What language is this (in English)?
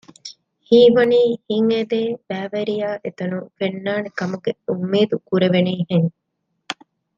Divehi